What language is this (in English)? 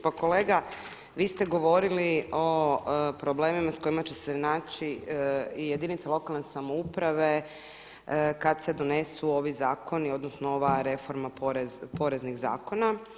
Croatian